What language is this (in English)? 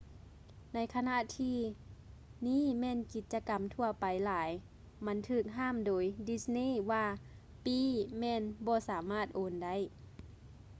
Lao